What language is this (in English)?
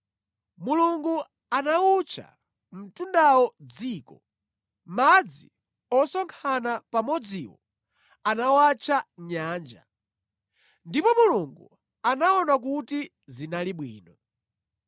Nyanja